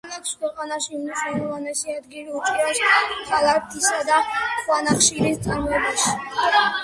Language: Georgian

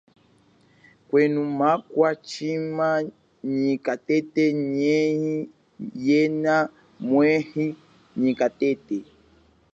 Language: Chokwe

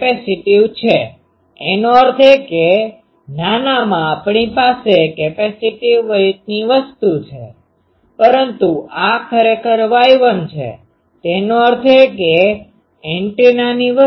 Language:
Gujarati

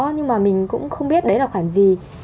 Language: Vietnamese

